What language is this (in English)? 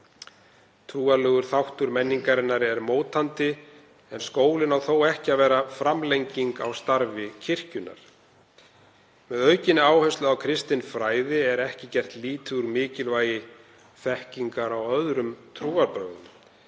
Icelandic